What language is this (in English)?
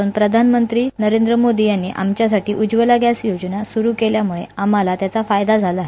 Marathi